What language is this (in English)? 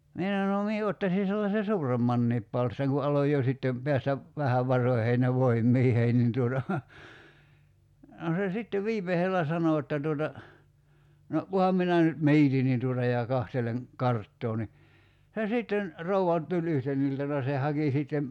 Finnish